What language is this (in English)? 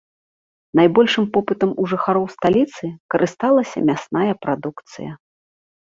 Belarusian